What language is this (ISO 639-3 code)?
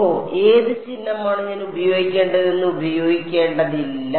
mal